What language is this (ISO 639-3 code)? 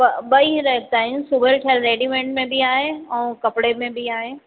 snd